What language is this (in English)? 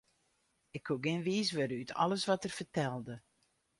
Western Frisian